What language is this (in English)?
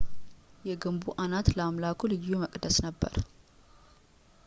Amharic